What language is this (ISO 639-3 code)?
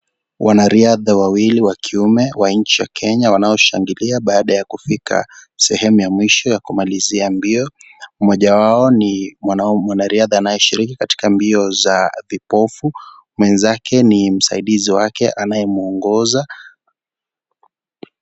swa